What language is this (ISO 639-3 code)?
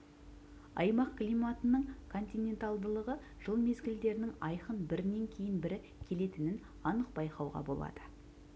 kaz